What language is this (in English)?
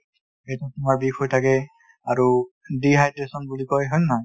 Assamese